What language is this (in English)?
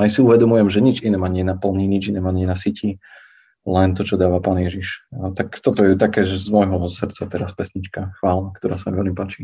Slovak